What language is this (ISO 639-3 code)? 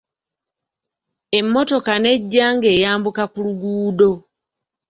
lug